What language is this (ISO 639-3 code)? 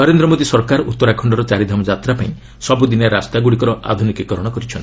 ori